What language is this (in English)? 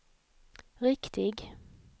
Swedish